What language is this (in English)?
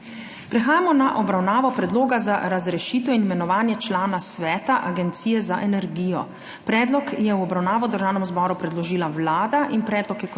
Slovenian